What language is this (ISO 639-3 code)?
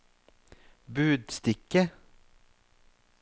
nor